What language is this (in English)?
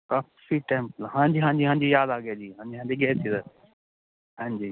Punjabi